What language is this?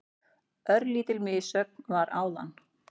Icelandic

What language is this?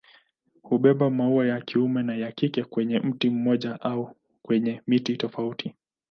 Swahili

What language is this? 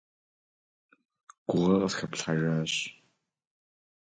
Kabardian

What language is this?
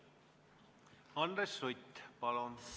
Estonian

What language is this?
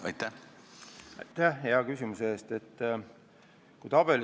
Estonian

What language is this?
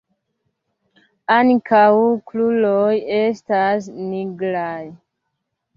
Esperanto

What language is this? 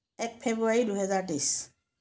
Assamese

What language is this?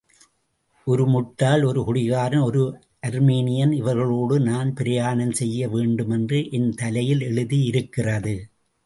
Tamil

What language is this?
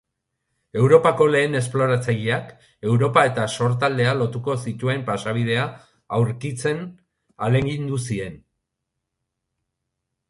Basque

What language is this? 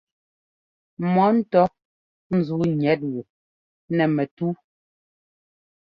Ngomba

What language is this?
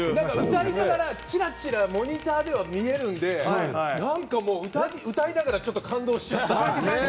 Japanese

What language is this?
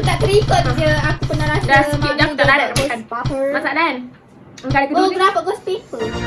Malay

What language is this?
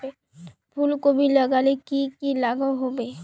Magahi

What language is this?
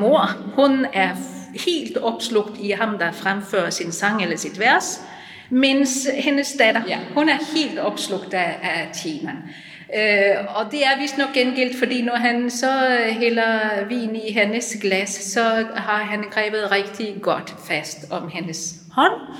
Danish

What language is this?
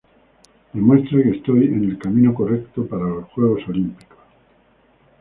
Spanish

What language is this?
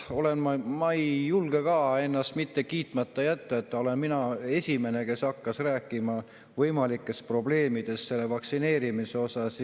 Estonian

